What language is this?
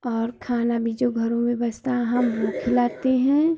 Hindi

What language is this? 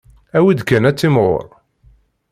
Kabyle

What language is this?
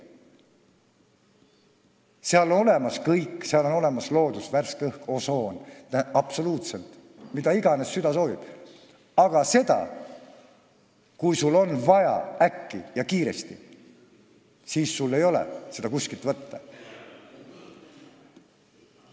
Estonian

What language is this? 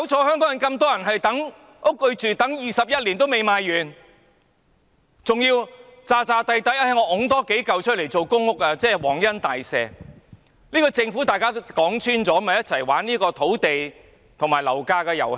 Cantonese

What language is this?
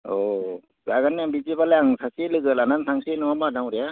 Bodo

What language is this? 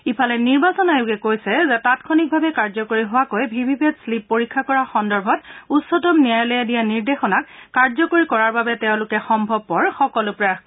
Assamese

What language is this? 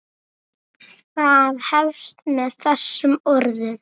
Icelandic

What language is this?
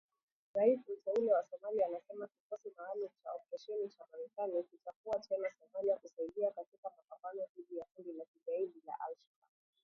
Swahili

